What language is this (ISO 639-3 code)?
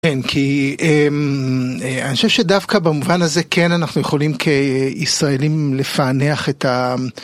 heb